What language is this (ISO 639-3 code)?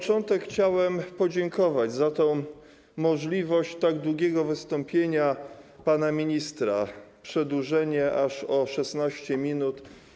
pol